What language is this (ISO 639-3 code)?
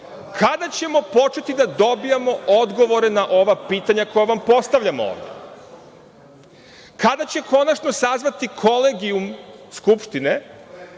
srp